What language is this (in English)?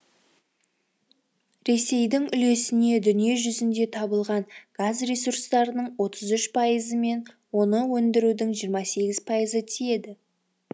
Kazakh